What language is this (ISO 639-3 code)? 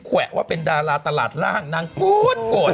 tha